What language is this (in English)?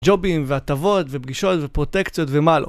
Hebrew